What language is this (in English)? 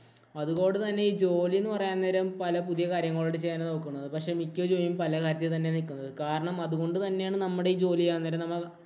Malayalam